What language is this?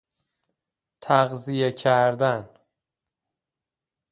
Persian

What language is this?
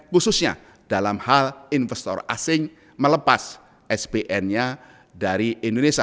Indonesian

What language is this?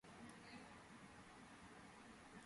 Georgian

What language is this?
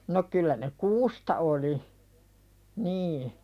Finnish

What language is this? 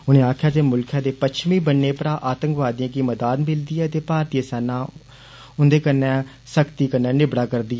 Dogri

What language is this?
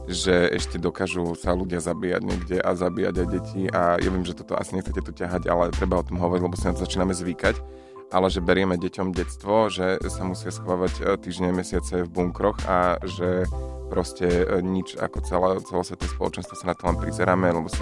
Slovak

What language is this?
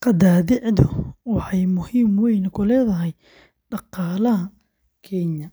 Somali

